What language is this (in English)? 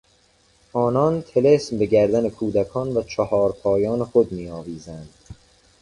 Persian